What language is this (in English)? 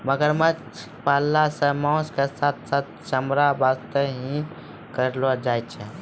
Maithili